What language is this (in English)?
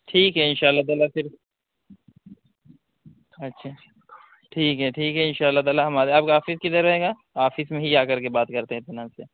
Urdu